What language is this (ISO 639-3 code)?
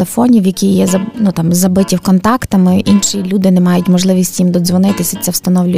ukr